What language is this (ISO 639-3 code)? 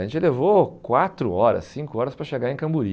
por